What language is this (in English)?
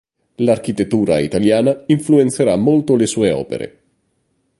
Italian